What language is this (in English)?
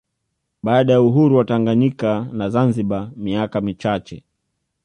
Swahili